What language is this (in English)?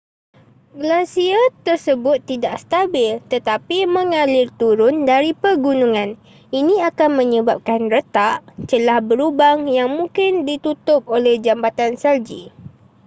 Malay